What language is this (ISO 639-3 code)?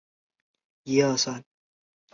zho